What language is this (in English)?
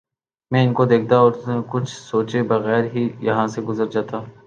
Urdu